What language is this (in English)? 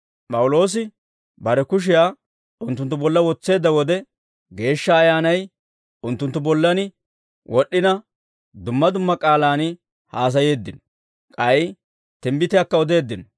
Dawro